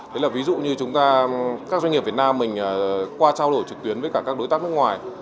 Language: Vietnamese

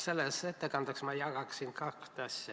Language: Estonian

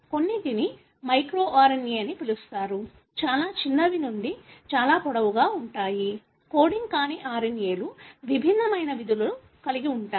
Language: Telugu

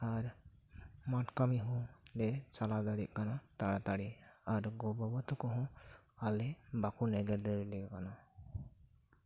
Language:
Santali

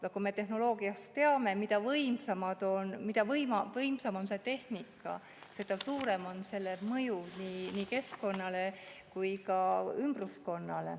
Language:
Estonian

